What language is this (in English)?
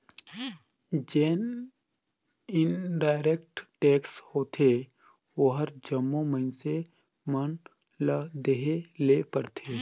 Chhattisgarhi